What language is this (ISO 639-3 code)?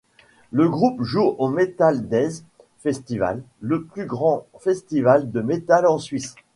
fra